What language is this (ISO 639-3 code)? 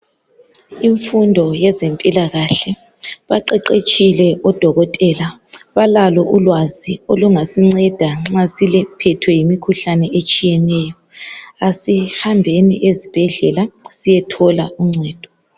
nde